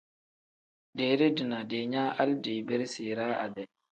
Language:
Tem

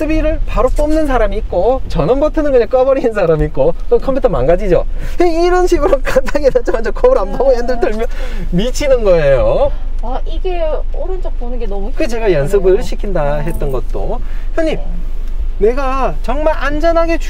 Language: Korean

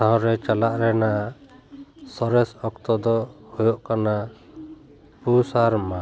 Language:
Santali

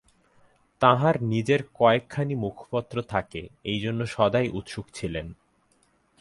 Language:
Bangla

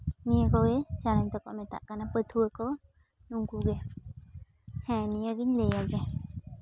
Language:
Santali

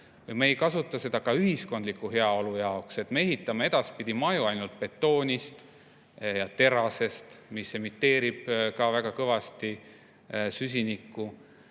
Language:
Estonian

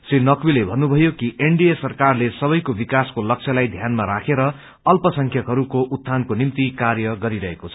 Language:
Nepali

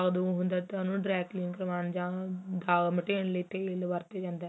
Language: Punjabi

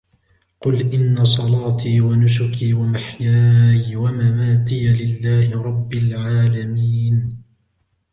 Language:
Arabic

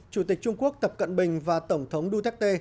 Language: Vietnamese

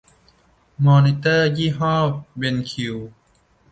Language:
Thai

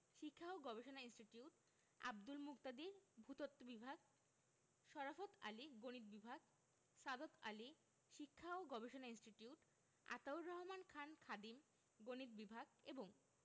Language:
Bangla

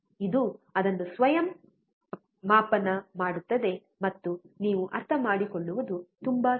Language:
Kannada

